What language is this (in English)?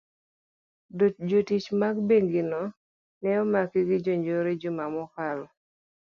Luo (Kenya and Tanzania)